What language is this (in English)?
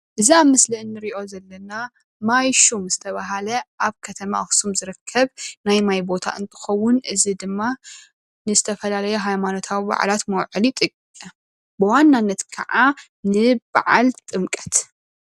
Tigrinya